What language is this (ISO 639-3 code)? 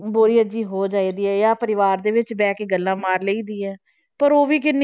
pan